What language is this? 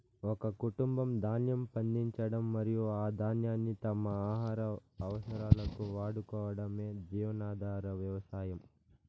Telugu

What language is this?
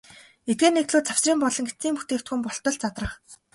Mongolian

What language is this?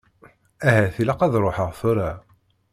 Kabyle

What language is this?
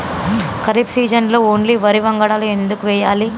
Telugu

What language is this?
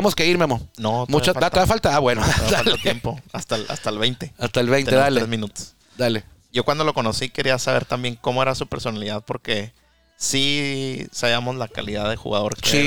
Spanish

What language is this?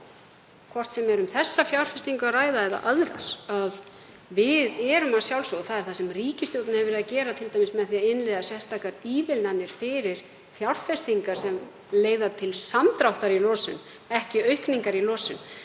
Icelandic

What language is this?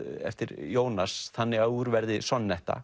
Icelandic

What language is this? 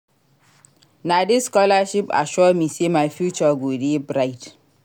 Nigerian Pidgin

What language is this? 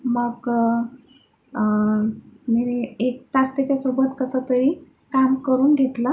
Marathi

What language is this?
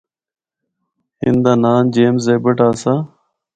Northern Hindko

